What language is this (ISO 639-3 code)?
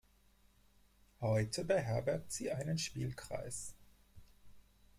deu